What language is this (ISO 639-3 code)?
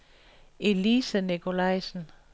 dan